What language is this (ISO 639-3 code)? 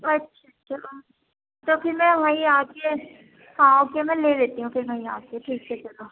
urd